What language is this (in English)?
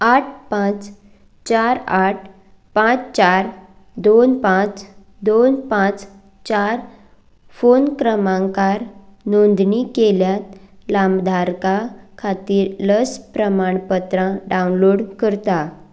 Konkani